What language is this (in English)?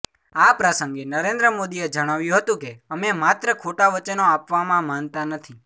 Gujarati